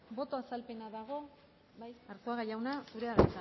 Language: Basque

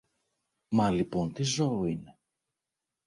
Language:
Greek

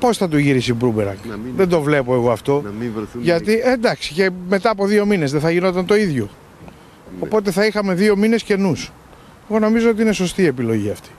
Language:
Greek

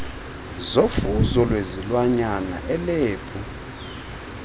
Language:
Xhosa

